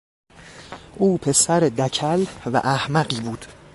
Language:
Persian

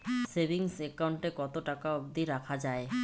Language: Bangla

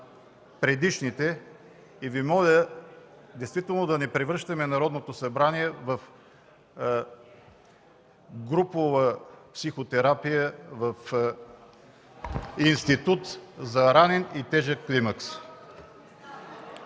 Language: Bulgarian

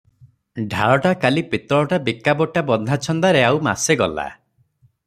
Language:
Odia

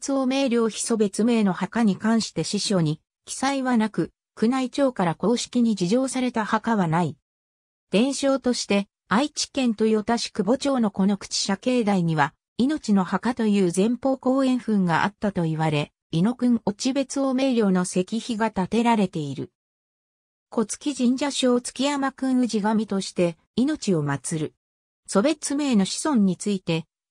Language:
Japanese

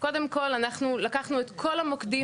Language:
Hebrew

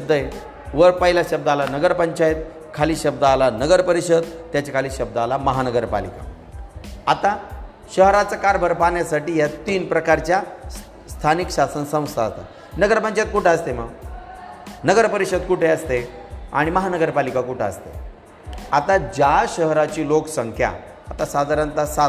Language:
Marathi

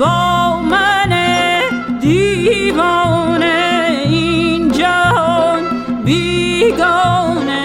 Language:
Persian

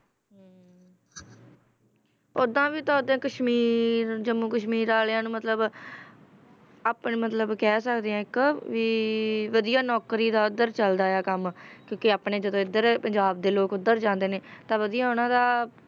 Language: Punjabi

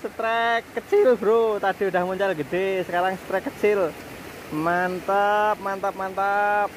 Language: Indonesian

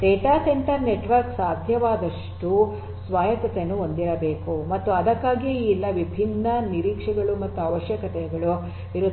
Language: Kannada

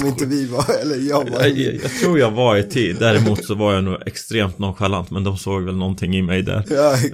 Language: Swedish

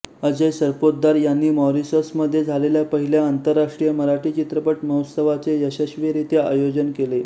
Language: Marathi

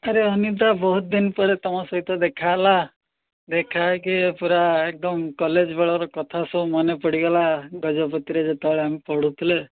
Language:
Odia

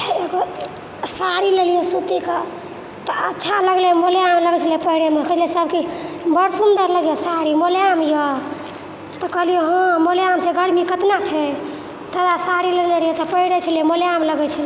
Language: Maithili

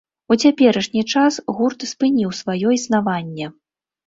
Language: Belarusian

